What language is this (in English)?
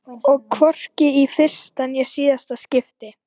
Icelandic